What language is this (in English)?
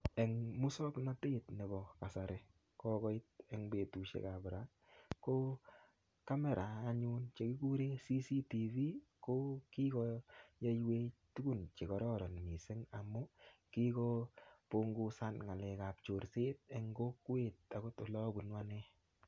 Kalenjin